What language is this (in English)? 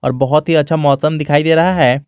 Hindi